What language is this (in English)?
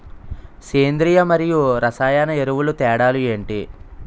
Telugu